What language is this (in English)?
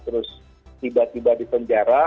Indonesian